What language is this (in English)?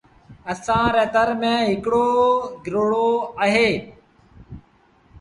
Sindhi Bhil